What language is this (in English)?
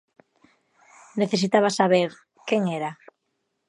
Galician